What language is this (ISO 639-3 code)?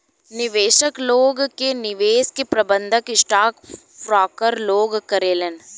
bho